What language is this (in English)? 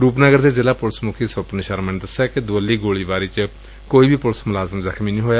Punjabi